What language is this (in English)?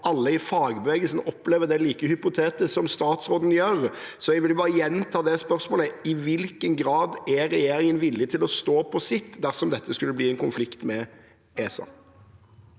Norwegian